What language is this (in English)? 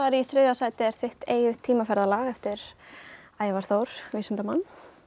Icelandic